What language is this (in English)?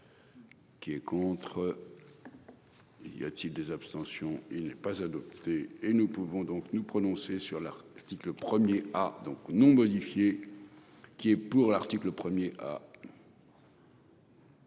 French